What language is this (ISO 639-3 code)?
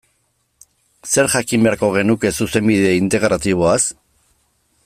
eus